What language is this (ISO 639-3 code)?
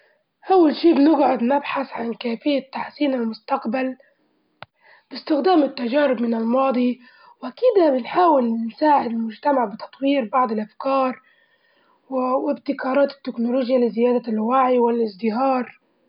ayl